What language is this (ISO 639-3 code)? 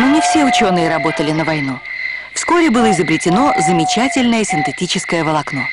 rus